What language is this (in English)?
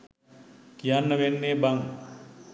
Sinhala